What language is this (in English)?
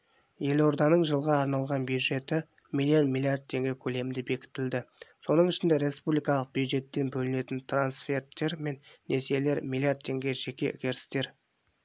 Kazakh